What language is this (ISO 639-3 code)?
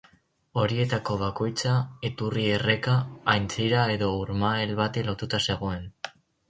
eus